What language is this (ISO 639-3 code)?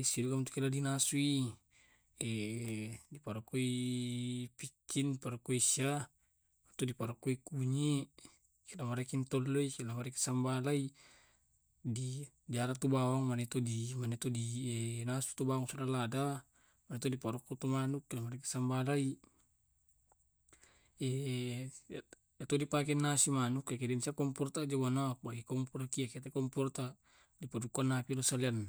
rob